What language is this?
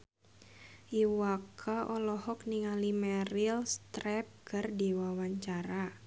Sundanese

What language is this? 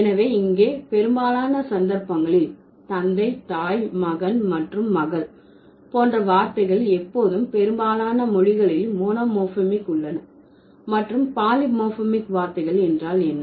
Tamil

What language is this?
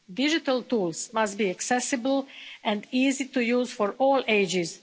English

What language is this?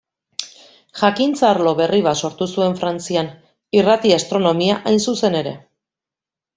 Basque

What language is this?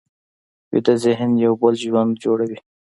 Pashto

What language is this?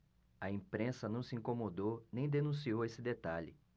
Portuguese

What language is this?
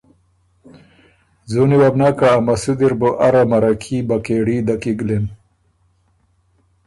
Ormuri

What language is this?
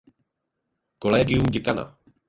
Czech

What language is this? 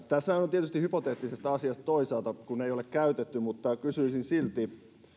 Finnish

